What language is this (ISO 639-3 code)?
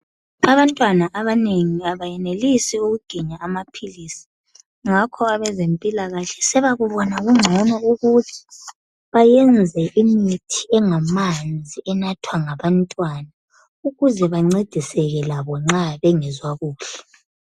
nde